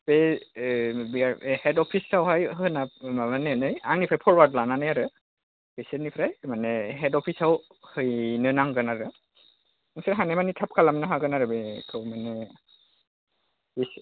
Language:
Bodo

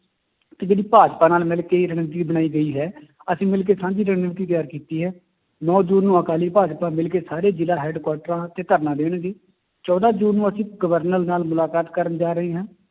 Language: Punjabi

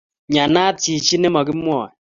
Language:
Kalenjin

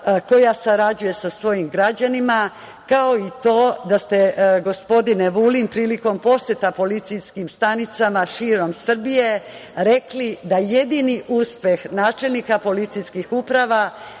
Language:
Serbian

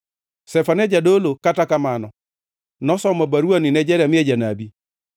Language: Luo (Kenya and Tanzania)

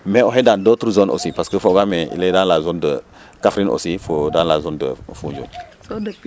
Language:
Serer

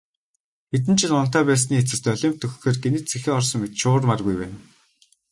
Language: Mongolian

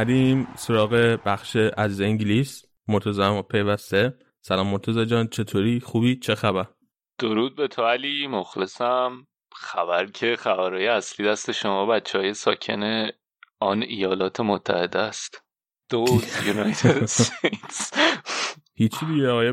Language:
Persian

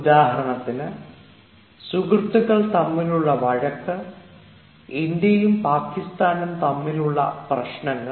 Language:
Malayalam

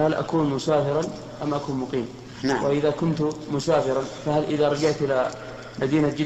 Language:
Arabic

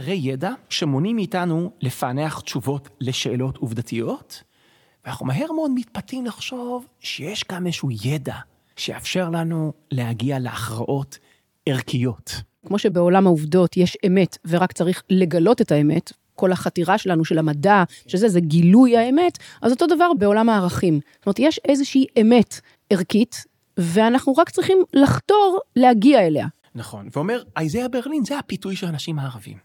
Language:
Hebrew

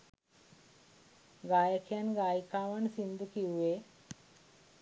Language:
Sinhala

